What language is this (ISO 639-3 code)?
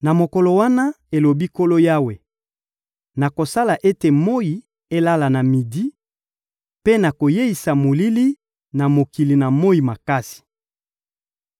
lin